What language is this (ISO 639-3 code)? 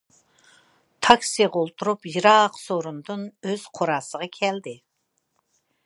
uig